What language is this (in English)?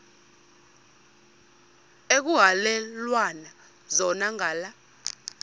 Xhosa